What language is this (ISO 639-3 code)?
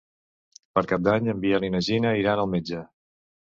cat